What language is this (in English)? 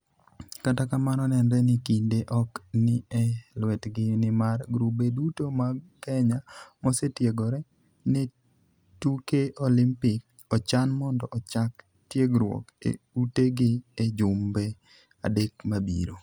Luo (Kenya and Tanzania)